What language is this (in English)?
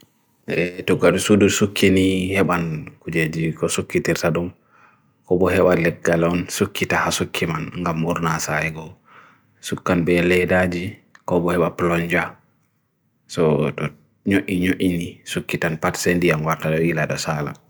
Bagirmi Fulfulde